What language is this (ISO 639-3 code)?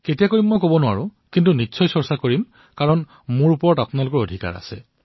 asm